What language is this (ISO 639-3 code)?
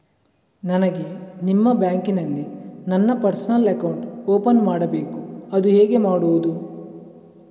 kan